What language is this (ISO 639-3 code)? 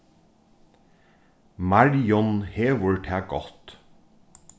fao